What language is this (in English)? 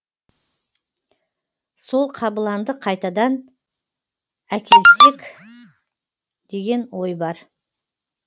Kazakh